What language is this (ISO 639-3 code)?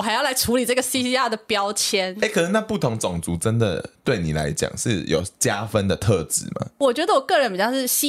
zho